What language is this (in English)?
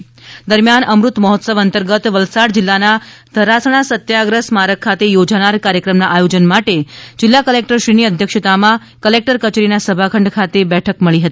Gujarati